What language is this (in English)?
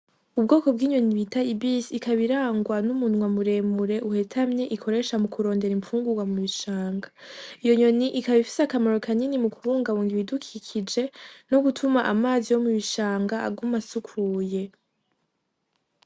Rundi